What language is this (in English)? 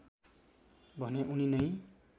Nepali